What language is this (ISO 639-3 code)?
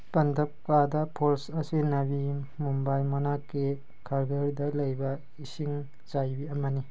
mni